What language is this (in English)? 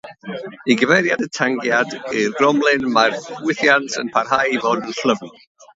Welsh